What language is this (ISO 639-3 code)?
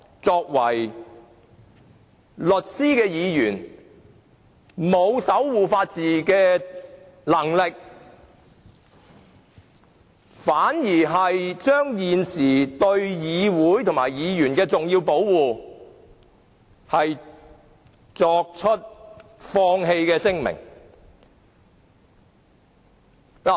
yue